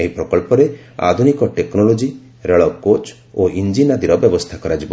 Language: Odia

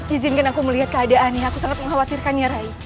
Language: Indonesian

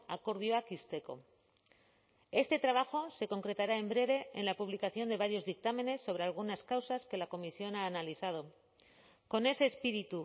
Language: Spanish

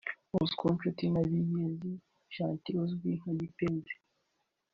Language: Kinyarwanda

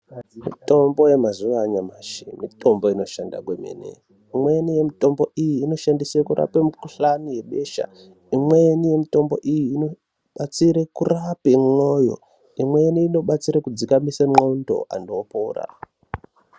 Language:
Ndau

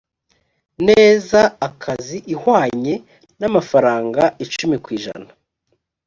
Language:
Kinyarwanda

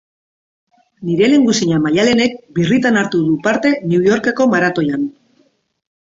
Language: Basque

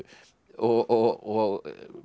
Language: Icelandic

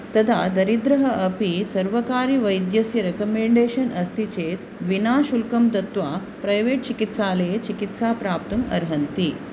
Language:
Sanskrit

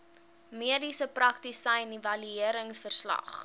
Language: Afrikaans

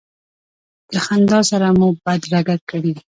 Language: Pashto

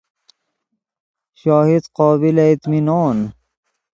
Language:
Persian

